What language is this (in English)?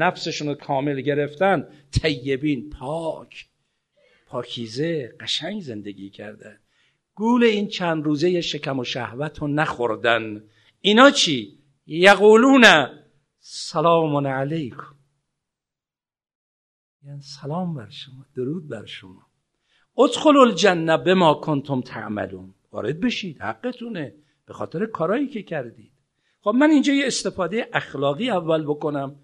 Persian